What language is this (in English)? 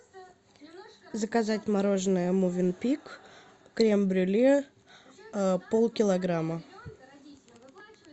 Russian